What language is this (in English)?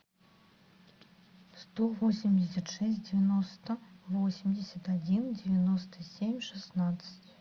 Russian